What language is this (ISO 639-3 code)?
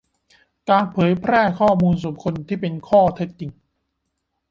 tha